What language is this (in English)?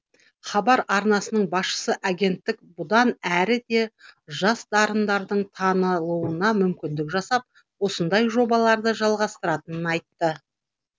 Kazakh